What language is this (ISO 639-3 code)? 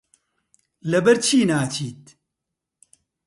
ckb